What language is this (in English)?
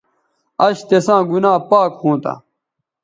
Bateri